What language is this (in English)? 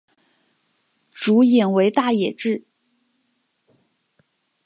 Chinese